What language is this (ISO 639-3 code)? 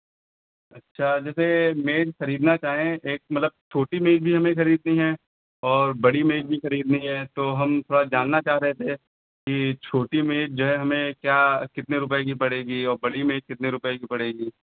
hin